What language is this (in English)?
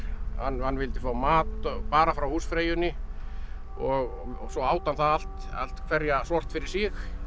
Icelandic